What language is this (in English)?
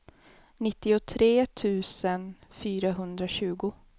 Swedish